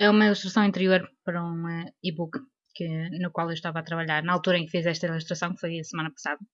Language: Portuguese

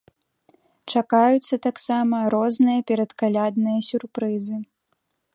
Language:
Belarusian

